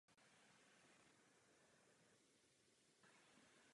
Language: Czech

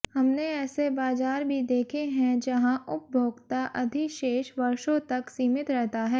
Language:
Hindi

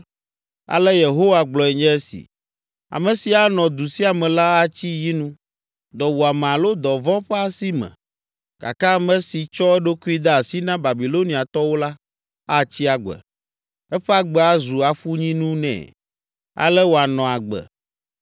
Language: Ewe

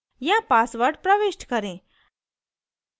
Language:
Hindi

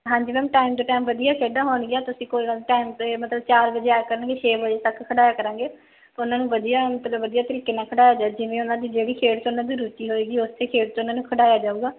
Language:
Punjabi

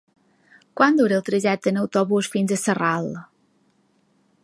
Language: Catalan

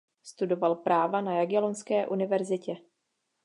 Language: Czech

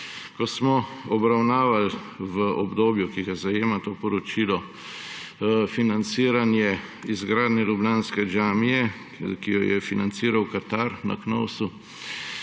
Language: Slovenian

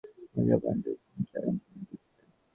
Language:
Bangla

